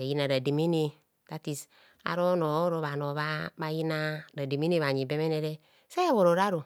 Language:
Kohumono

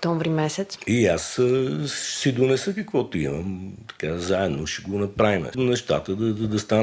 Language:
Bulgarian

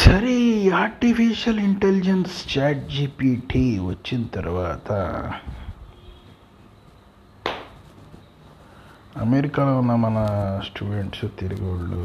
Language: Telugu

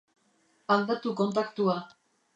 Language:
Basque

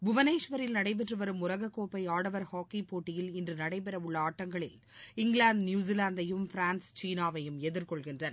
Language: Tamil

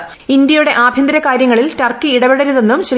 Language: Malayalam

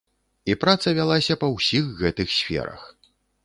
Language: Belarusian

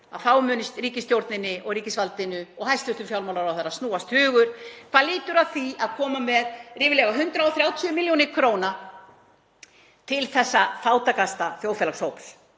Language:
Icelandic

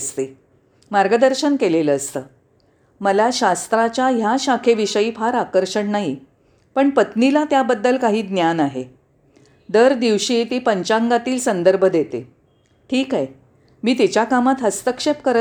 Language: Marathi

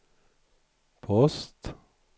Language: Swedish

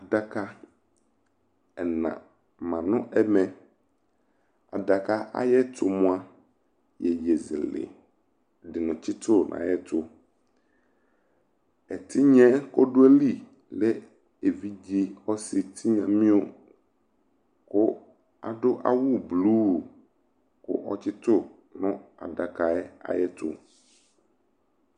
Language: Ikposo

